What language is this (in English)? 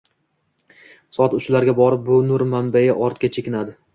Uzbek